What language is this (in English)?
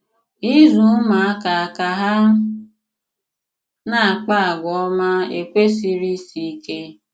Igbo